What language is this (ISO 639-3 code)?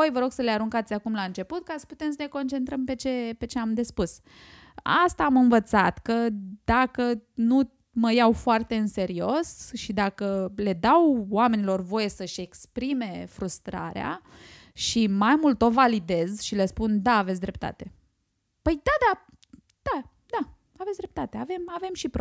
ron